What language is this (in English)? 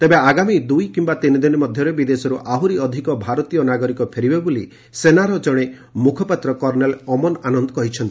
Odia